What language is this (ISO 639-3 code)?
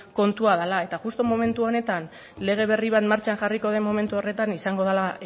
eus